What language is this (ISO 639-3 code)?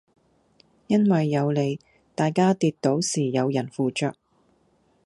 yue